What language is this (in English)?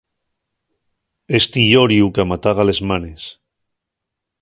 Asturian